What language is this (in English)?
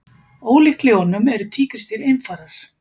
Icelandic